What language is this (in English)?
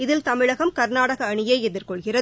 Tamil